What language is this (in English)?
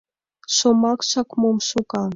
Mari